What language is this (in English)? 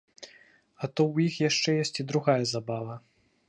Belarusian